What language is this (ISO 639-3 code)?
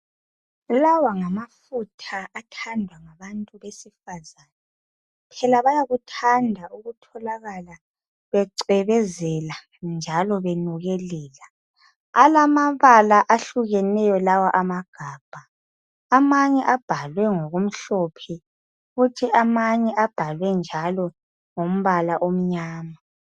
nde